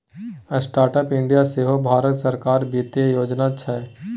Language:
Maithili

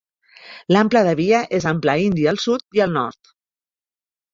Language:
Catalan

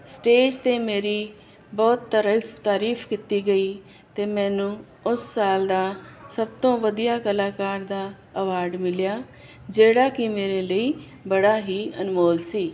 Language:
Punjabi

